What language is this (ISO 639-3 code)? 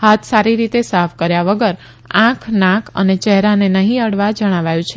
guj